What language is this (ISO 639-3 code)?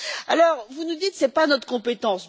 fra